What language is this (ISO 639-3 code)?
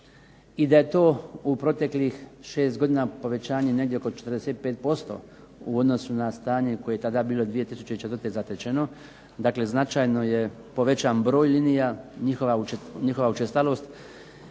hrv